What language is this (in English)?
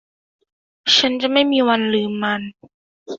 Thai